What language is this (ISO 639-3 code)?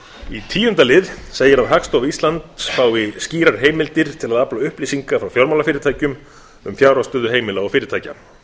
isl